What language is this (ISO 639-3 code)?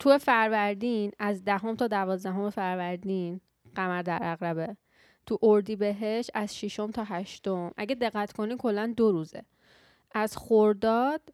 fas